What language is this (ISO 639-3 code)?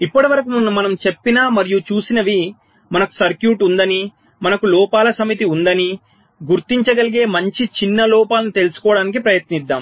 tel